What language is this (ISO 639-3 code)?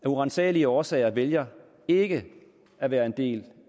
dan